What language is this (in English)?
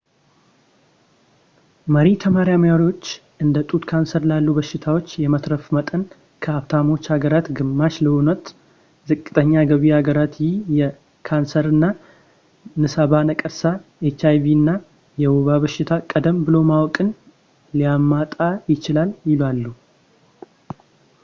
Amharic